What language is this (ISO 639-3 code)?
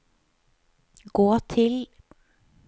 nor